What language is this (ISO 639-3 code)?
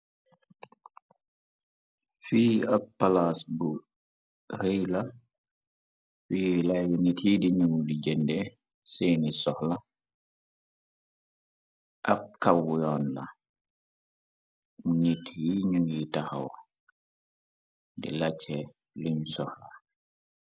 wol